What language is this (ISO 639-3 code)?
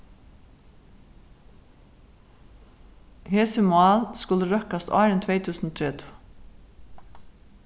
fao